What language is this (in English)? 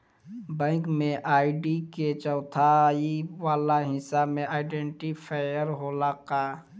Bhojpuri